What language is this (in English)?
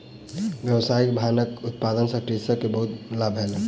Maithili